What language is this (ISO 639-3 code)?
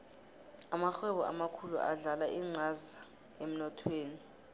nbl